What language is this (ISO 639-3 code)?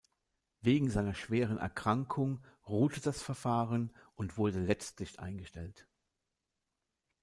deu